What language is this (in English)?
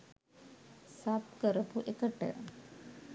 Sinhala